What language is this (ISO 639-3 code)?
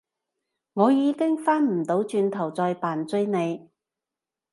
yue